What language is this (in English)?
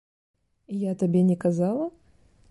Belarusian